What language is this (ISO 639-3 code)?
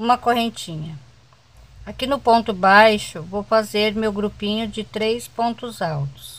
por